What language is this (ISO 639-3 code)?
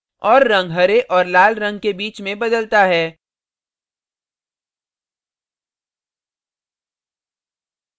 hin